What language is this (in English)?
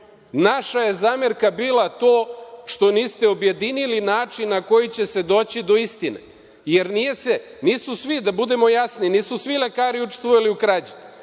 Serbian